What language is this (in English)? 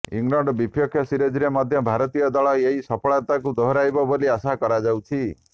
Odia